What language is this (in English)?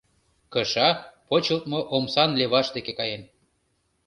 Mari